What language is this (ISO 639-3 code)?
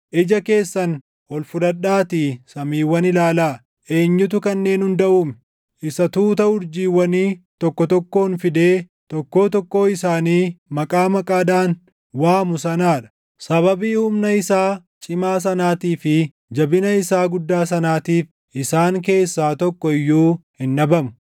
orm